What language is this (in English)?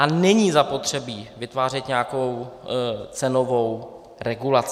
Czech